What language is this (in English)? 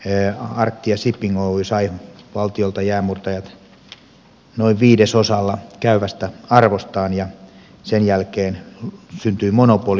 Finnish